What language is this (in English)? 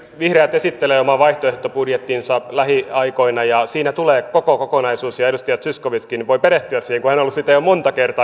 Finnish